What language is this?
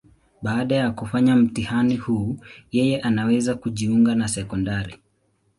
Swahili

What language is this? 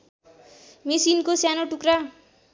Nepali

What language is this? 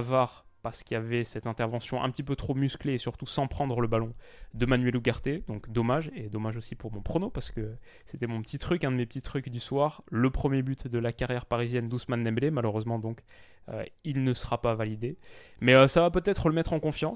French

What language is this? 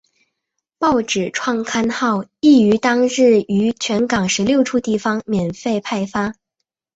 Chinese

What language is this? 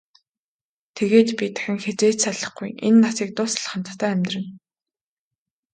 Mongolian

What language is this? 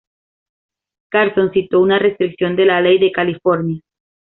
Spanish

